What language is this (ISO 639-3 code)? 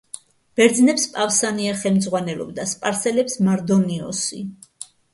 kat